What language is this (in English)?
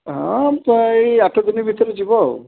Odia